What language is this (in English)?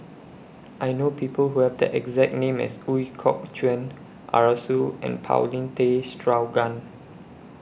English